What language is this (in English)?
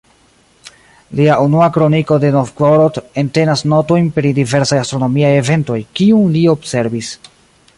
Esperanto